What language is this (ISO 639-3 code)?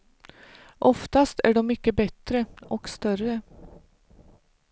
swe